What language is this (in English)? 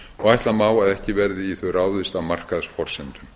Icelandic